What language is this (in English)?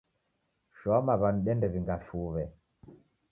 Taita